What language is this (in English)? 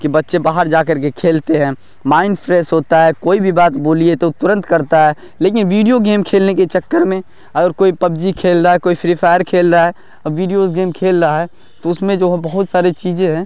Urdu